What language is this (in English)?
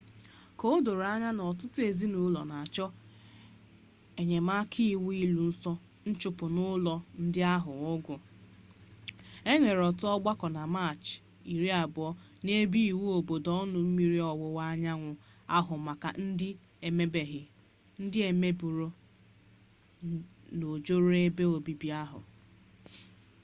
Igbo